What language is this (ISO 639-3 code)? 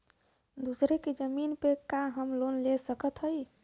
bho